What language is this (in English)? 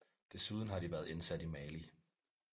Danish